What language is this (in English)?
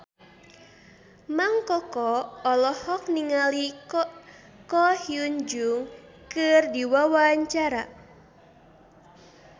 Sundanese